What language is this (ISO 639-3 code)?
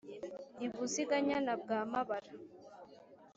kin